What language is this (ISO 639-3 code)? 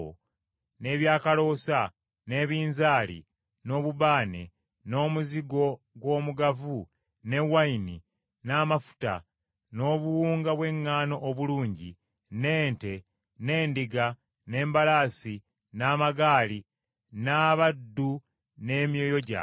lug